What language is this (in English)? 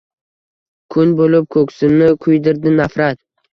Uzbek